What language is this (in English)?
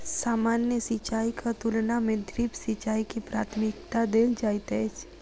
Maithili